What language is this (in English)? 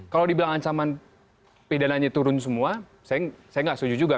Indonesian